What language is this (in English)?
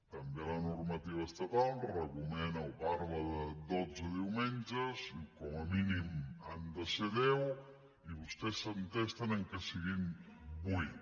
Catalan